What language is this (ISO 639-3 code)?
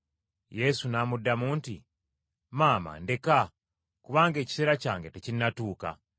lug